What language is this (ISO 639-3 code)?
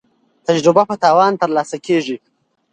pus